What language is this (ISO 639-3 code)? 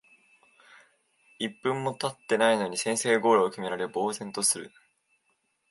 jpn